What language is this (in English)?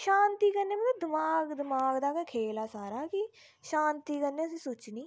Dogri